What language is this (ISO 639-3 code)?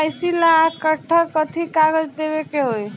bho